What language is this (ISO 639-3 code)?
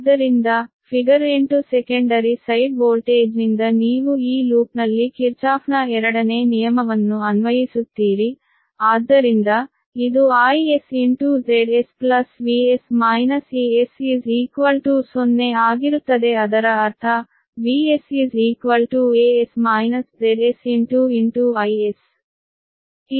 kan